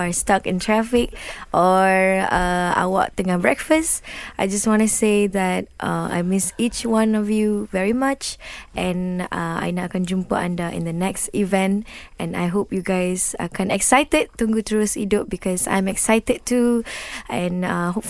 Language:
Malay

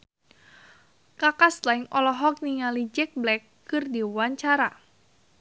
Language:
Sundanese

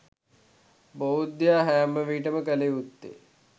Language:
Sinhala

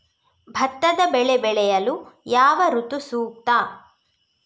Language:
Kannada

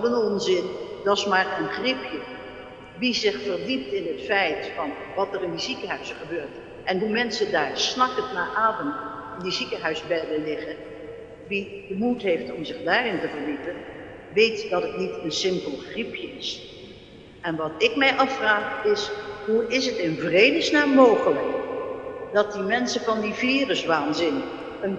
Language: Dutch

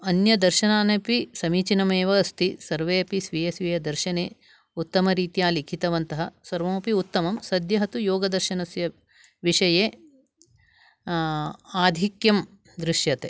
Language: Sanskrit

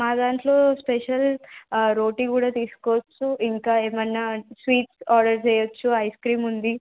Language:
Telugu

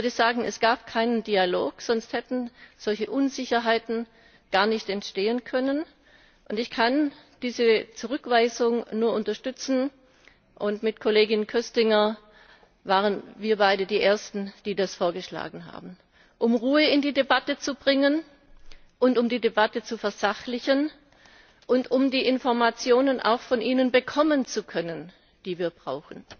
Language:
German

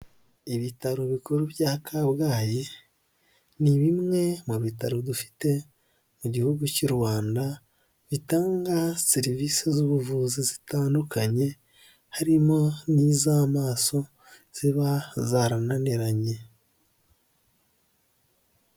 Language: Kinyarwanda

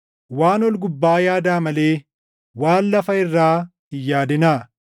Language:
Oromo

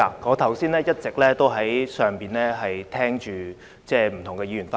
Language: Cantonese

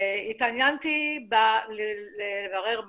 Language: Hebrew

